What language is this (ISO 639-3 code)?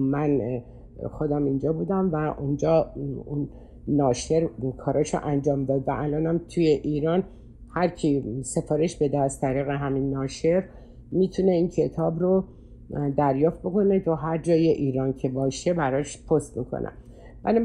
fas